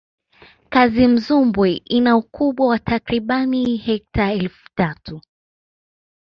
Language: Swahili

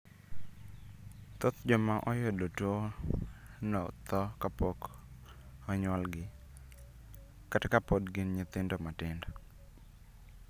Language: Luo (Kenya and Tanzania)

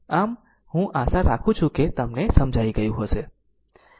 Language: Gujarati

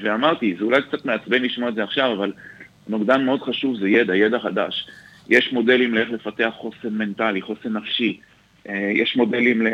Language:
Hebrew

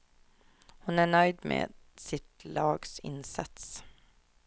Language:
Swedish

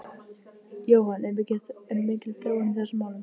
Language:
Icelandic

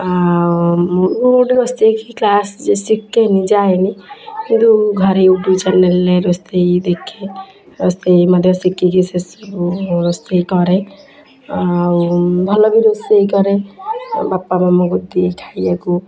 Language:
Odia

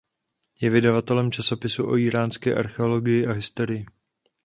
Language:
Czech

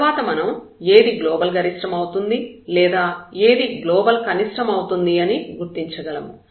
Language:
Telugu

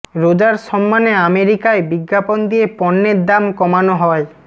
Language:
Bangla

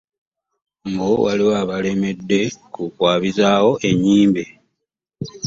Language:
Ganda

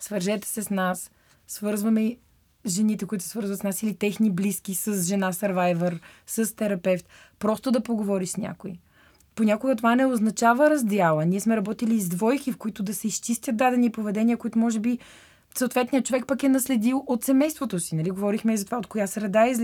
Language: Bulgarian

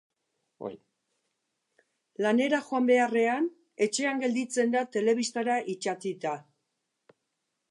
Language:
Basque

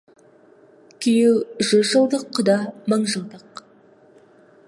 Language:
Kazakh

